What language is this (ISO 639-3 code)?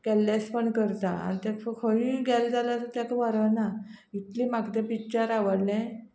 kok